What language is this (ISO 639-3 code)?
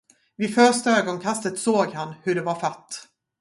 swe